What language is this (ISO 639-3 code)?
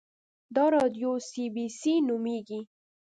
pus